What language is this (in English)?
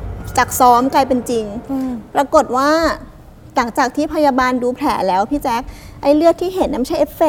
Thai